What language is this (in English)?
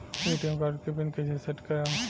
Bhojpuri